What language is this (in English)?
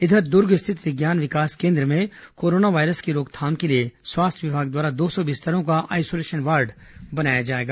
Hindi